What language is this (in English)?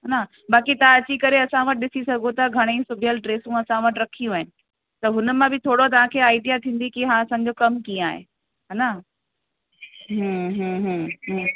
Sindhi